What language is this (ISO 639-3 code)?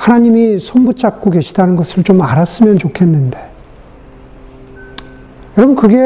kor